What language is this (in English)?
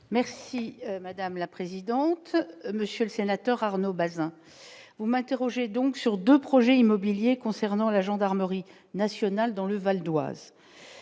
French